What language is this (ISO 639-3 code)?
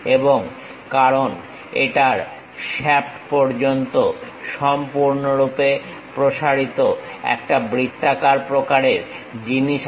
ben